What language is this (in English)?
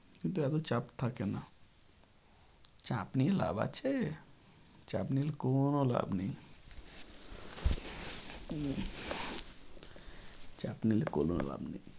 Bangla